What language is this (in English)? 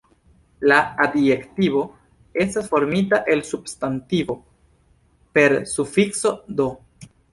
Esperanto